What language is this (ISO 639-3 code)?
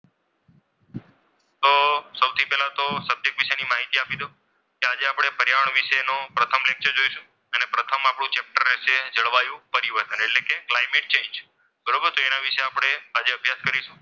guj